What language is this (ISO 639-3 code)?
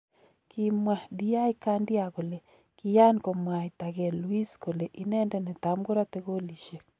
kln